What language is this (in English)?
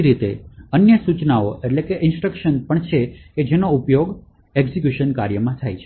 Gujarati